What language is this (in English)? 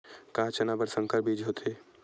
Chhattisgarhi